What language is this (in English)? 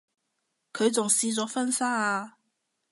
Cantonese